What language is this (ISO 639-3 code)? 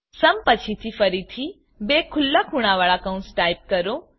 guj